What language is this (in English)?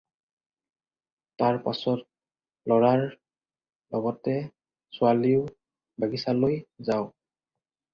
Assamese